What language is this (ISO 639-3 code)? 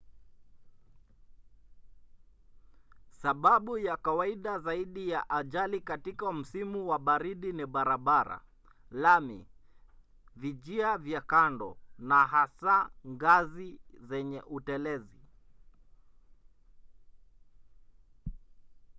swa